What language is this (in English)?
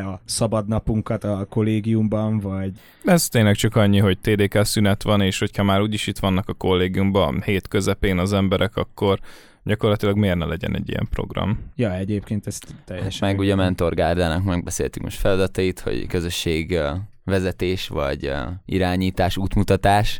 Hungarian